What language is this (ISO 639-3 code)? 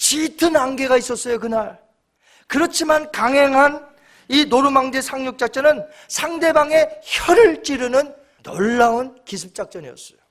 kor